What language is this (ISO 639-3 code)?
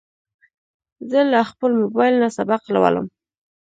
pus